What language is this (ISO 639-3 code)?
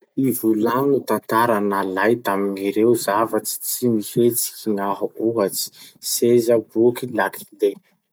msh